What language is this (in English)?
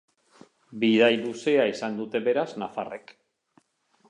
Basque